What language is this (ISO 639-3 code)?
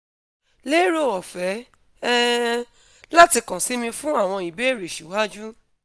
yor